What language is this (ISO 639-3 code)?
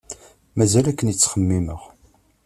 kab